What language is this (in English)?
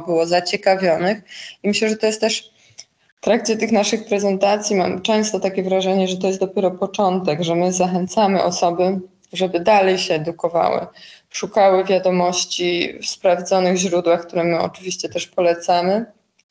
Polish